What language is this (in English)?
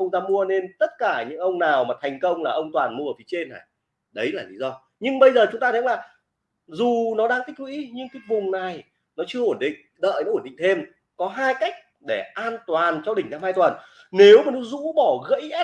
Vietnamese